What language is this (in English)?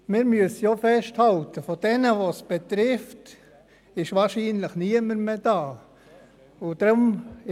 Swiss German